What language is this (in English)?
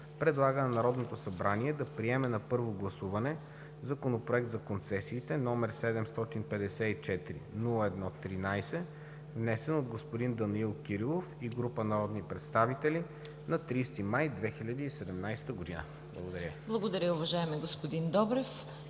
Bulgarian